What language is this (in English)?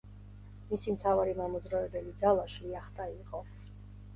Georgian